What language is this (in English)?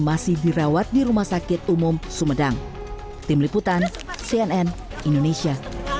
Indonesian